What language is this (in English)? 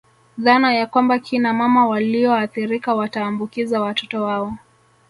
Swahili